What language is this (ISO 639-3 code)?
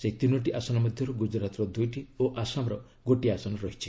ori